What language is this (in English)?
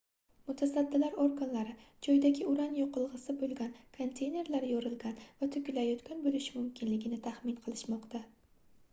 Uzbek